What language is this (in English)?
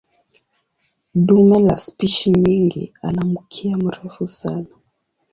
Swahili